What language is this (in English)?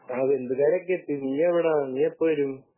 Malayalam